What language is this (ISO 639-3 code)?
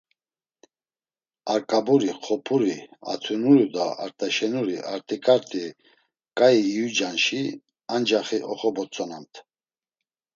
lzz